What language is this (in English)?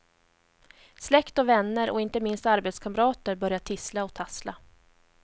Swedish